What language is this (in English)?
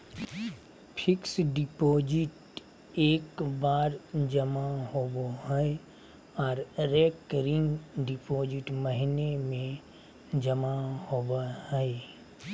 Magahi